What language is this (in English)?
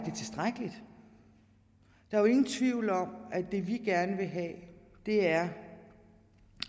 Danish